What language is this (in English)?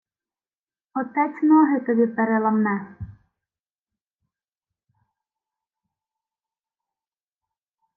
Ukrainian